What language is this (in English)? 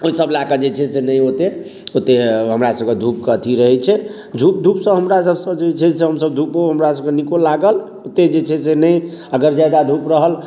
Maithili